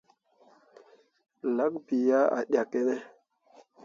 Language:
Mundang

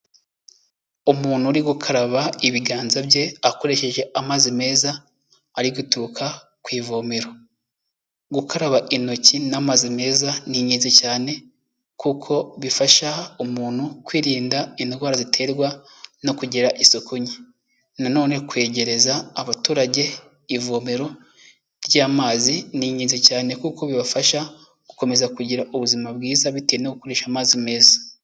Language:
Kinyarwanda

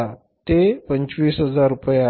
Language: Marathi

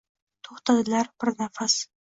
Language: Uzbek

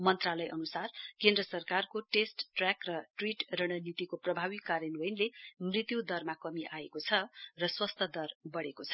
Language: Nepali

